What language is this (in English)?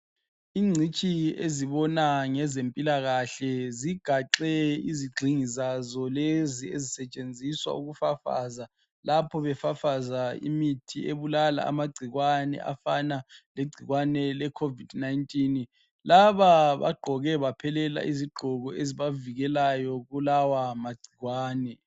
North Ndebele